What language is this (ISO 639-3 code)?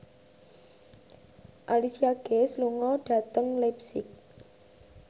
jav